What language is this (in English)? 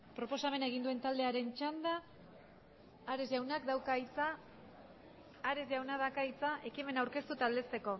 Basque